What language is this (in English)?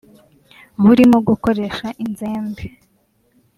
Kinyarwanda